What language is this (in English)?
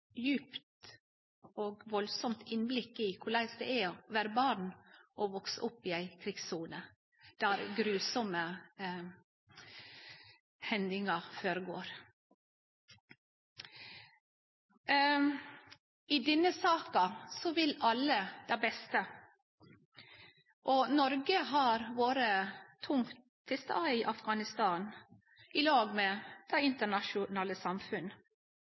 Norwegian Nynorsk